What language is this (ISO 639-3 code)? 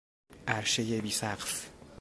fas